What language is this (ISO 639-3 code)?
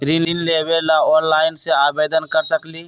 mag